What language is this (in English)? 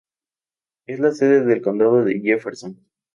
Spanish